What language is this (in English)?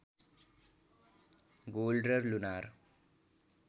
Nepali